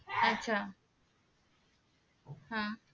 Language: Marathi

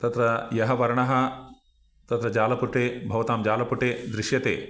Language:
Sanskrit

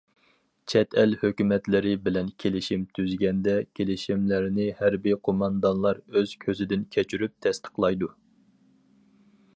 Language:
Uyghur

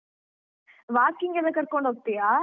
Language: Kannada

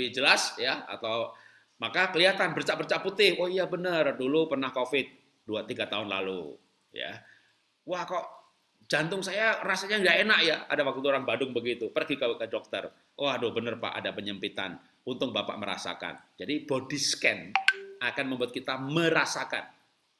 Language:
Indonesian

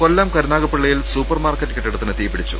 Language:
Malayalam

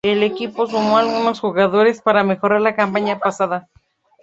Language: Spanish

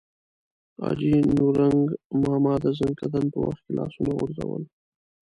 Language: Pashto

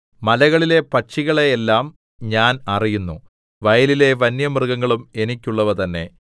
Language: Malayalam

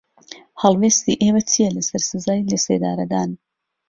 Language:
Central Kurdish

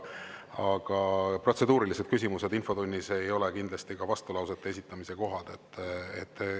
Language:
Estonian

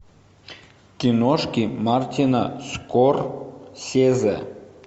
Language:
Russian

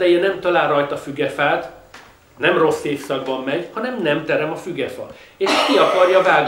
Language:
Hungarian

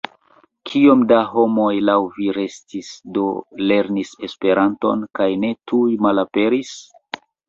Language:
Esperanto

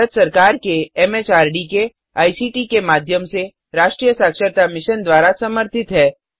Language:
Hindi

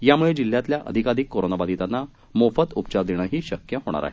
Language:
Marathi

